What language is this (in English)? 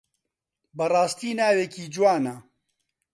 Central Kurdish